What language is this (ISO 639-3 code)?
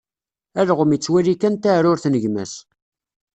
kab